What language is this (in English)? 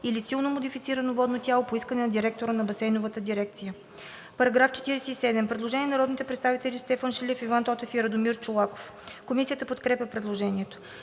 Bulgarian